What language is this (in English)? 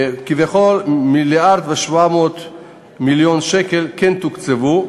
Hebrew